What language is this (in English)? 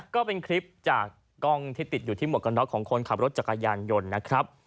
Thai